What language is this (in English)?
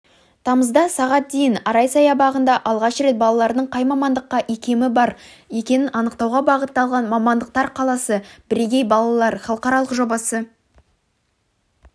Kazakh